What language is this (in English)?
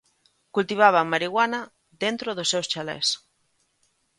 Galician